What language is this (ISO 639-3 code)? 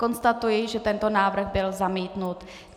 ces